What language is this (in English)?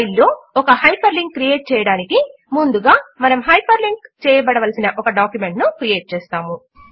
Telugu